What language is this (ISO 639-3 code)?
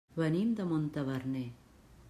cat